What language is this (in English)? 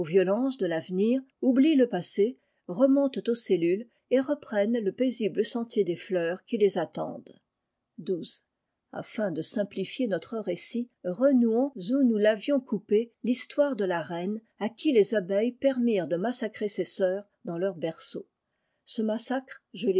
French